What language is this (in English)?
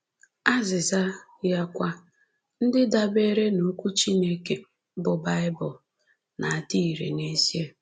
Igbo